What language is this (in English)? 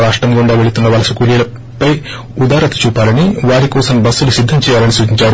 Telugu